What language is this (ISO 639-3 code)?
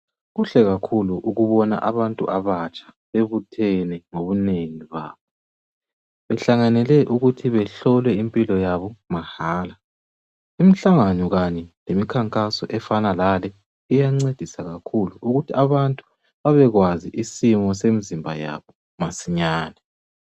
nde